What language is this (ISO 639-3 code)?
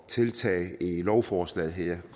dan